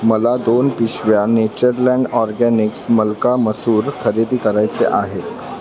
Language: Marathi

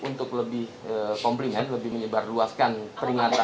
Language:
Indonesian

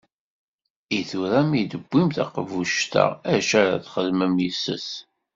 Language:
Kabyle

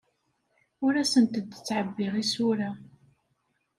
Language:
Kabyle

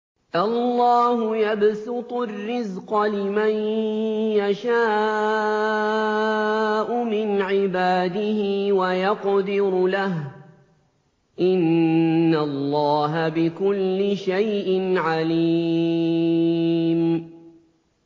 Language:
Arabic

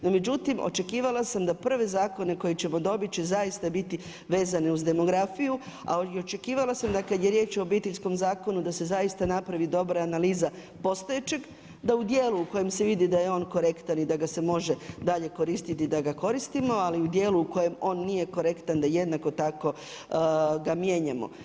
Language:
Croatian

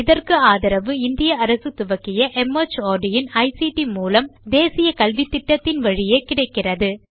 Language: Tamil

